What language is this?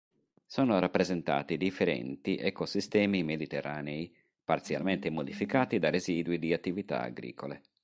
Italian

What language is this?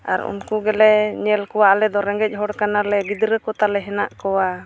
Santali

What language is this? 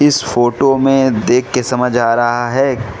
Hindi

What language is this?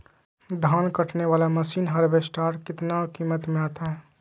Magahi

